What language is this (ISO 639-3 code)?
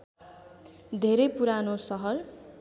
nep